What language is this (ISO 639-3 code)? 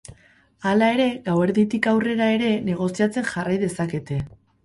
eus